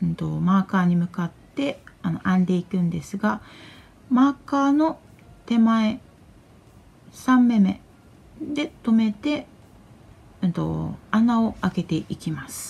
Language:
Japanese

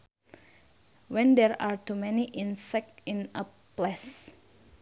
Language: Sundanese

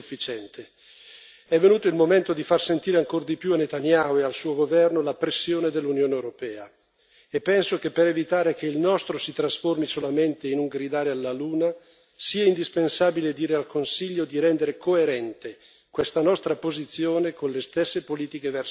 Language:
Italian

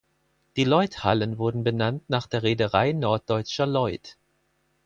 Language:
German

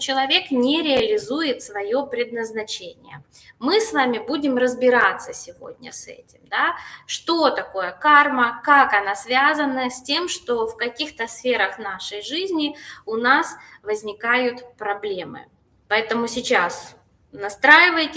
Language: Russian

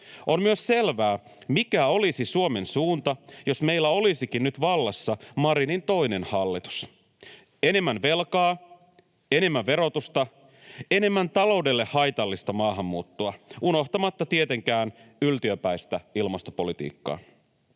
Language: Finnish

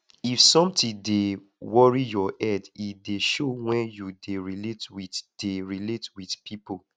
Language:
Nigerian Pidgin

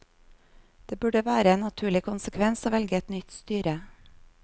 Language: Norwegian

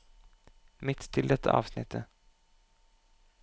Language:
Norwegian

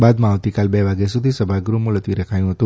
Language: Gujarati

